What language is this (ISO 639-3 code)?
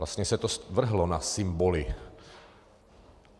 ces